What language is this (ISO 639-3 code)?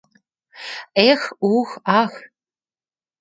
chm